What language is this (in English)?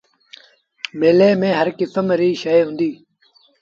Sindhi Bhil